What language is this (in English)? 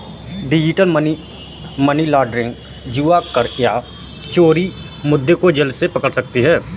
Hindi